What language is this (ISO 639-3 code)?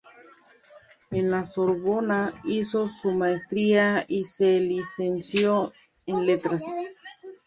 spa